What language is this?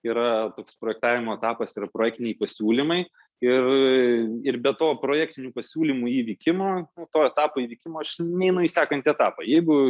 Lithuanian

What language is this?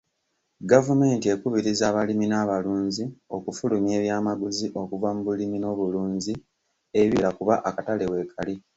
Ganda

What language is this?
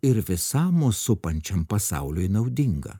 Lithuanian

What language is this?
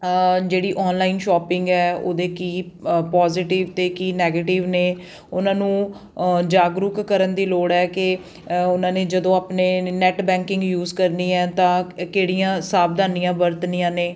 Punjabi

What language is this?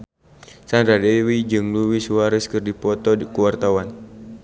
Sundanese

